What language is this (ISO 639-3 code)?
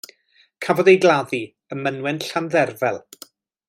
cym